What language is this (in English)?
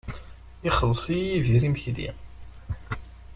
Kabyle